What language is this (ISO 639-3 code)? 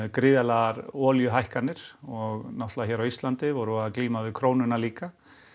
isl